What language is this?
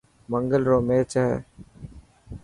Dhatki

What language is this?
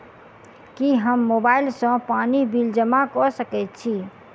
Maithili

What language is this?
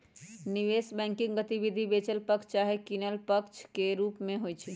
Magahi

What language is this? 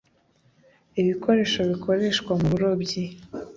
Kinyarwanda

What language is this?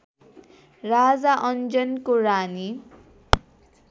Nepali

